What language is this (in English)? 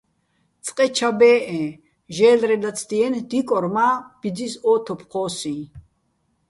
Bats